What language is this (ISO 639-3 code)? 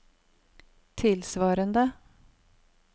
nor